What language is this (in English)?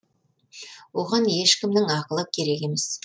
Kazakh